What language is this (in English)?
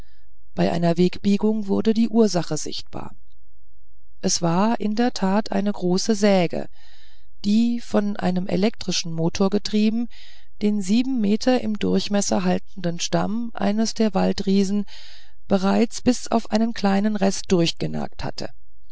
German